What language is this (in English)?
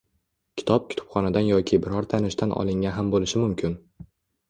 Uzbek